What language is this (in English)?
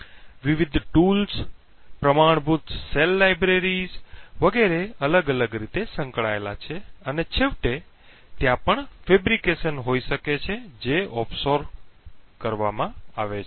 Gujarati